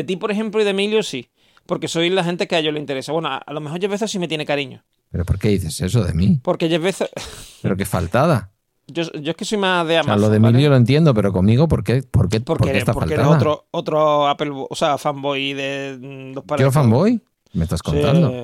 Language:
Spanish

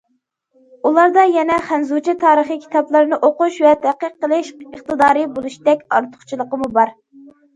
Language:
Uyghur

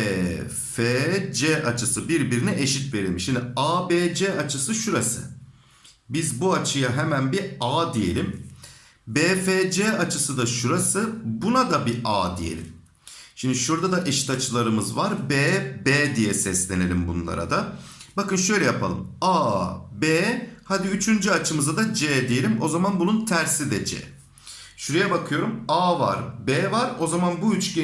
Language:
Turkish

